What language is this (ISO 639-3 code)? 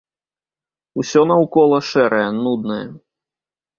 bel